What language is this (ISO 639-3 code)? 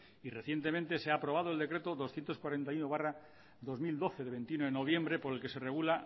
spa